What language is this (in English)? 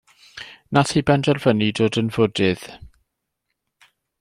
Welsh